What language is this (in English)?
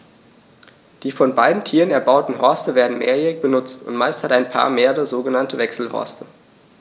German